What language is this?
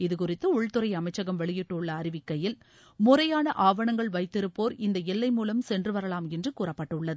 Tamil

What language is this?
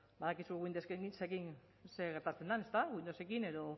Basque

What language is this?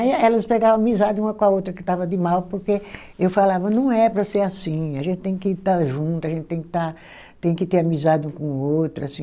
Portuguese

